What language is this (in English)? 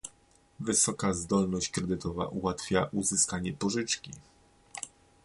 Polish